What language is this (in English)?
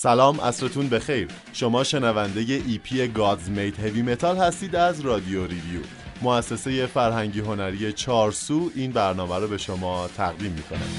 Persian